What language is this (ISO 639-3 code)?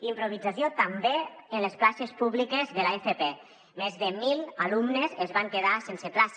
cat